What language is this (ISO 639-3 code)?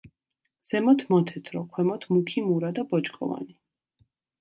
kat